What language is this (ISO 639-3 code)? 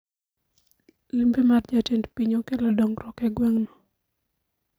luo